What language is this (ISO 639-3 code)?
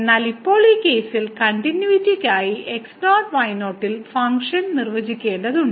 mal